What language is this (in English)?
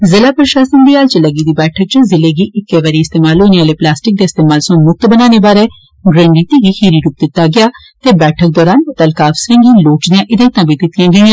Dogri